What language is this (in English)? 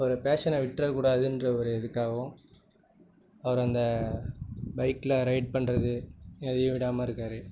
Tamil